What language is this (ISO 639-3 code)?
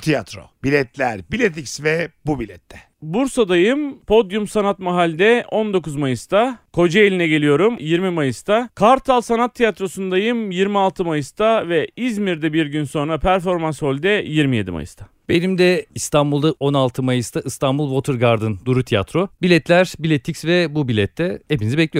tur